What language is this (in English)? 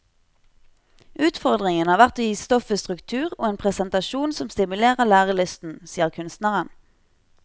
Norwegian